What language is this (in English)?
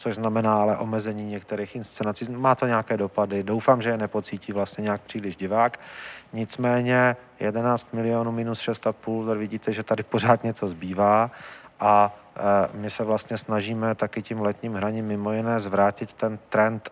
Czech